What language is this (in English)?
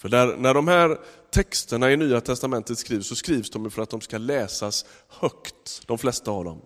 Swedish